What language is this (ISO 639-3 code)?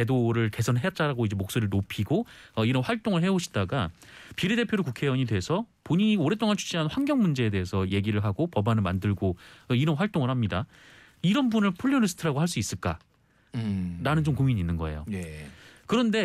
kor